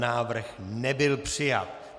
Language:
Czech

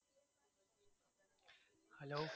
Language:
Gujarati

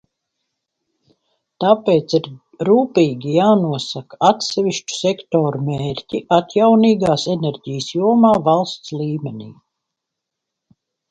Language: Latvian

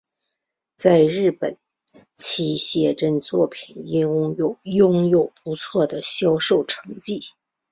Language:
Chinese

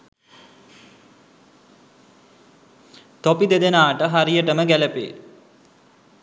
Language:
Sinhala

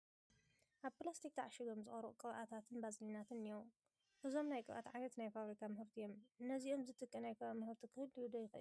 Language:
Tigrinya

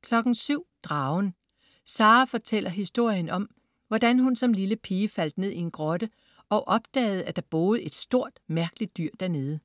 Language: Danish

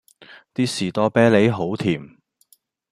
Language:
Cantonese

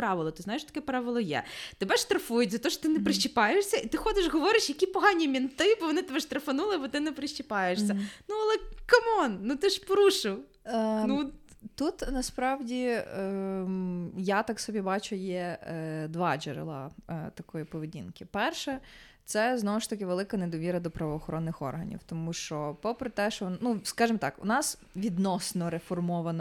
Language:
Ukrainian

